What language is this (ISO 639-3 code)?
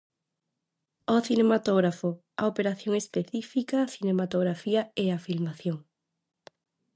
glg